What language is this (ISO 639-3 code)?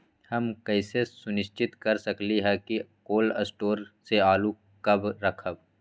mag